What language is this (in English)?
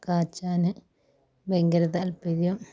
Malayalam